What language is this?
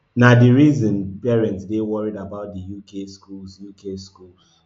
Nigerian Pidgin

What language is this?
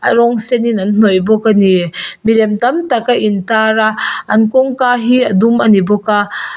Mizo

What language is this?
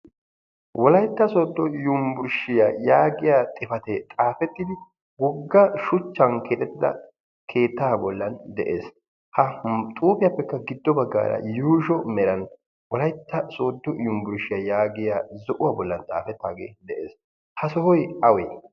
Wolaytta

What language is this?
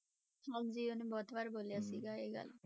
Punjabi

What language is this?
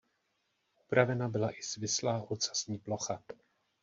Czech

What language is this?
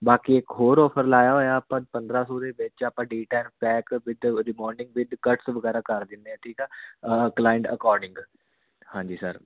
Punjabi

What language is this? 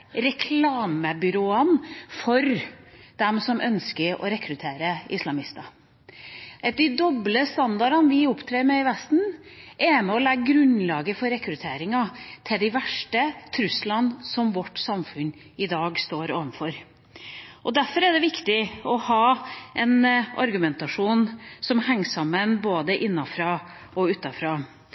Norwegian Bokmål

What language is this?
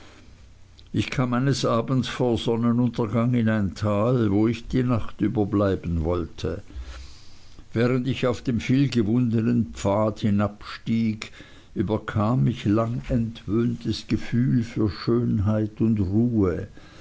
German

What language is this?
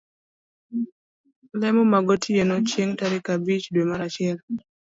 Luo (Kenya and Tanzania)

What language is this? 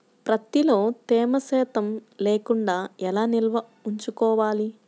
Telugu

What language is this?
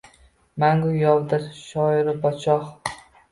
Uzbek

